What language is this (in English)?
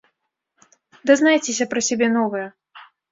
Belarusian